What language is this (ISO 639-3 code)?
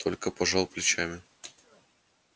rus